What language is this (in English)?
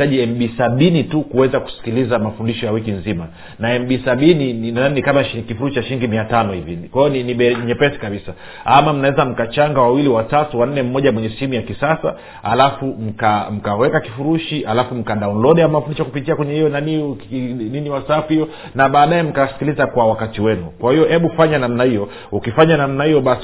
Swahili